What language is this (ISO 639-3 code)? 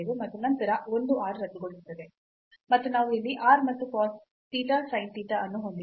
kan